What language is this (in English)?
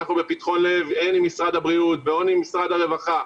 Hebrew